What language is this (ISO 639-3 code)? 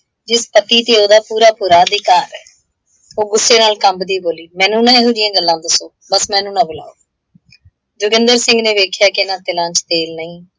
pan